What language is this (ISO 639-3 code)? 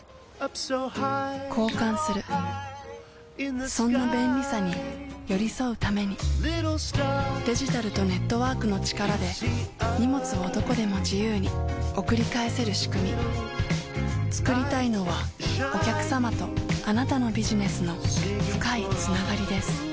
jpn